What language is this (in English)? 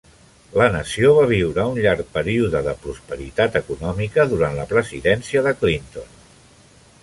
Catalan